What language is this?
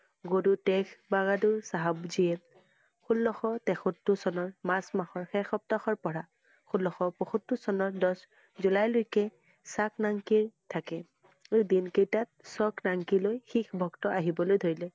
Assamese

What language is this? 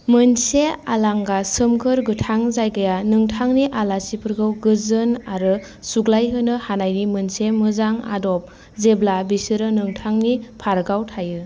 Bodo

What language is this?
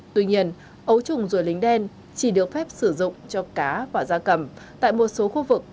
Vietnamese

